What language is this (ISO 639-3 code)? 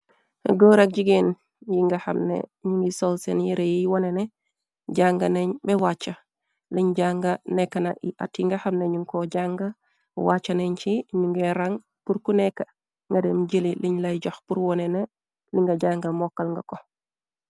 wol